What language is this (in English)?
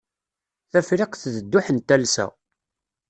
Kabyle